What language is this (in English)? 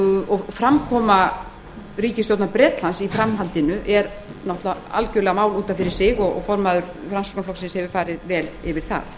Icelandic